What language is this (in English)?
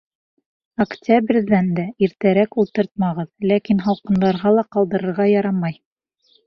Bashkir